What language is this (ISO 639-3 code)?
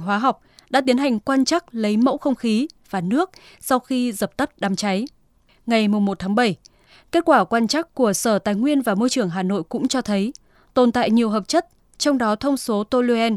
vie